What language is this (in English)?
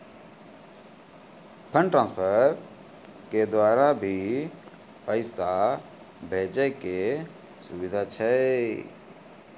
Maithili